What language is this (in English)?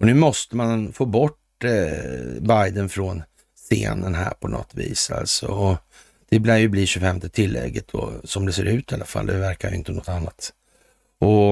Swedish